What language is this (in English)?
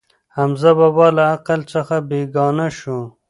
Pashto